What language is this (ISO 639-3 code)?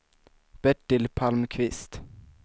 swe